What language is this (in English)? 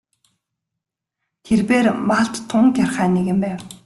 Mongolian